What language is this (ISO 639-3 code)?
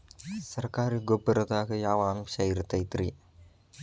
kan